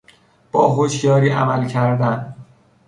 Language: Persian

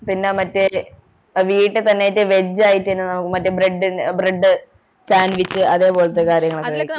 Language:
Malayalam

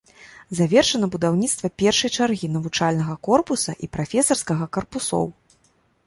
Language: Belarusian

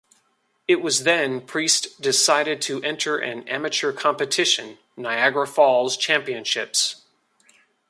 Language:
English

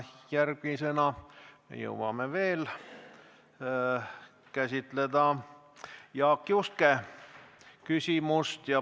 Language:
Estonian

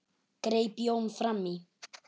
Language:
Icelandic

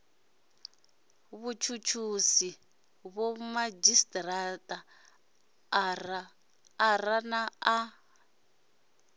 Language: Venda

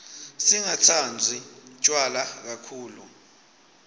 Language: Swati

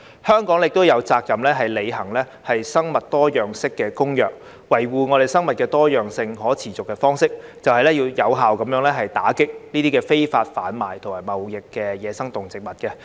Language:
Cantonese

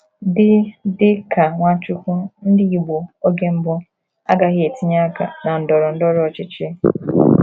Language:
Igbo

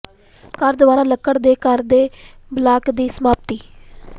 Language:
Punjabi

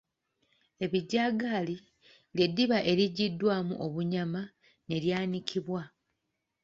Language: Ganda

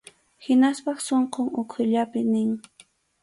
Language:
Arequipa-La Unión Quechua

